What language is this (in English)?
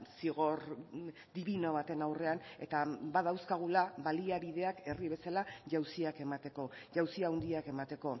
Basque